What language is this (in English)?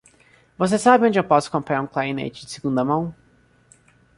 Portuguese